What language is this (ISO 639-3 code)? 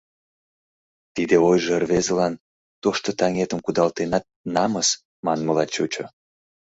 chm